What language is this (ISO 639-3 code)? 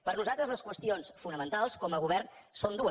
cat